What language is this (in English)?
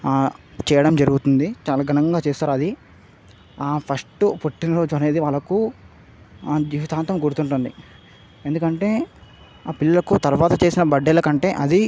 Telugu